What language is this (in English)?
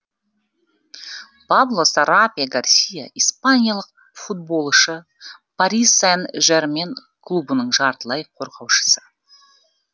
Kazakh